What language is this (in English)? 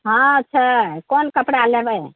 Maithili